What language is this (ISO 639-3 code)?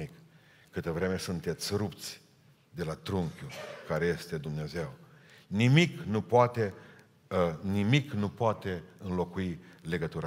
ron